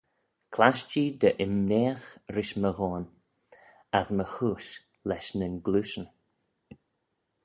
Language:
Manx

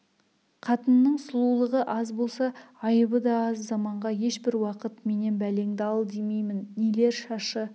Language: Kazakh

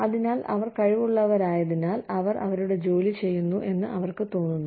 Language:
Malayalam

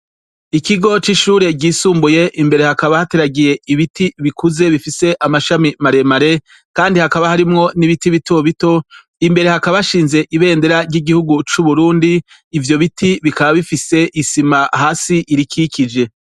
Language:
Rundi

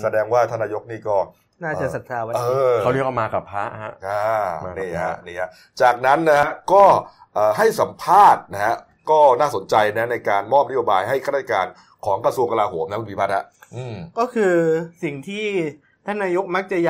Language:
Thai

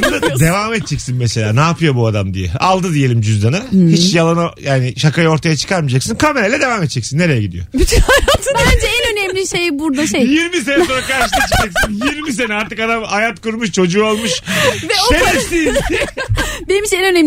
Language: Turkish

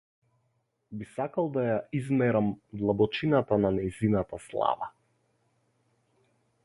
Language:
Macedonian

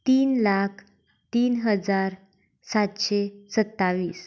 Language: Konkani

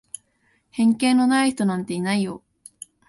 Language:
Japanese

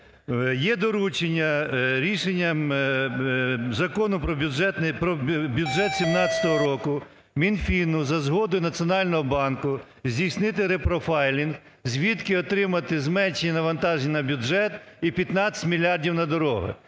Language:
Ukrainian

